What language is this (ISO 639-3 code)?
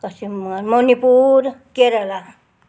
nep